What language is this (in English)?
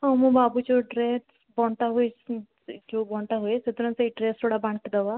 Odia